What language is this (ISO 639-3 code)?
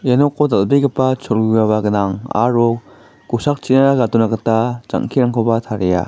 grt